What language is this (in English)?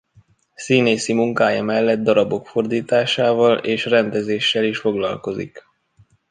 Hungarian